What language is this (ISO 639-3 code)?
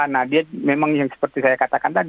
ind